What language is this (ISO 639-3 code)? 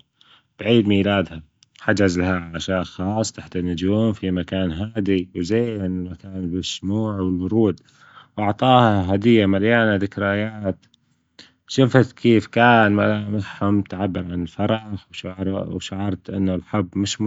afb